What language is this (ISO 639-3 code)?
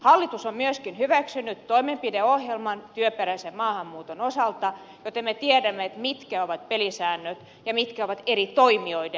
fin